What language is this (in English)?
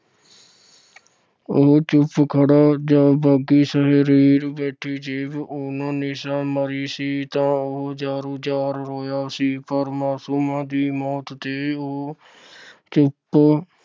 Punjabi